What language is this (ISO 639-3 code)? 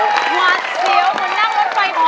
tha